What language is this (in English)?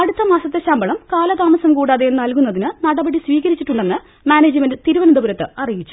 Malayalam